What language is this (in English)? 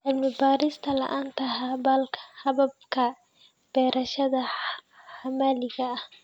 Somali